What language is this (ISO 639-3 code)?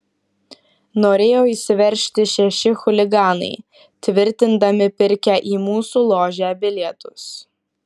lit